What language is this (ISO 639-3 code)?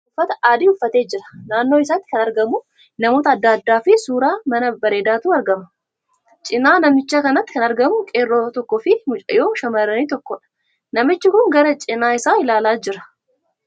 orm